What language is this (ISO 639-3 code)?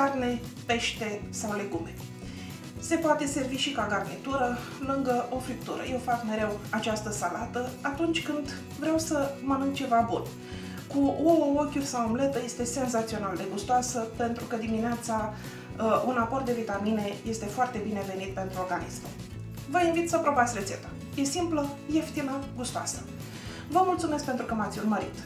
ron